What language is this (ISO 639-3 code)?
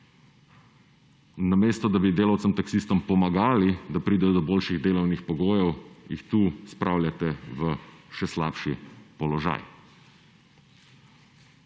slv